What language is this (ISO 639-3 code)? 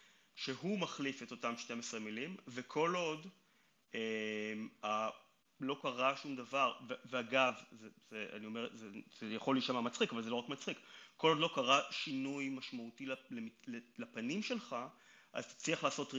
heb